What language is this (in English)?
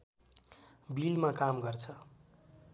Nepali